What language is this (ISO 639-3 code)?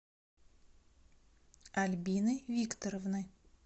rus